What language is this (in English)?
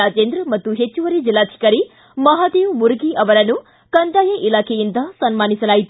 Kannada